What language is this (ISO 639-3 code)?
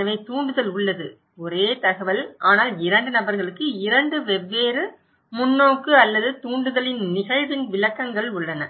tam